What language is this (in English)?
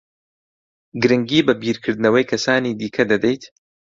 Central Kurdish